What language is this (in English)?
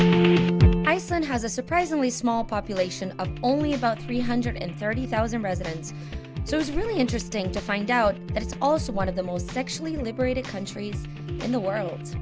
English